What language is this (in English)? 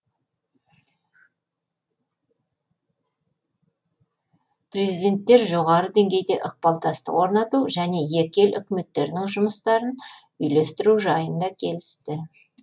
Kazakh